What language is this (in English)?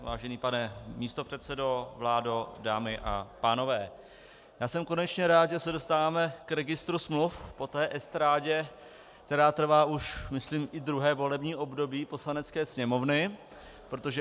Czech